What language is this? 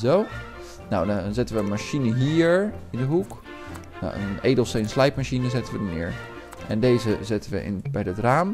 Dutch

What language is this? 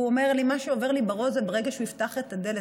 Hebrew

